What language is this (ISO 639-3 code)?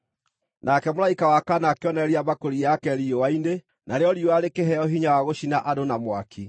kik